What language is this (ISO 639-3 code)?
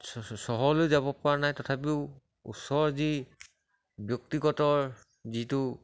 asm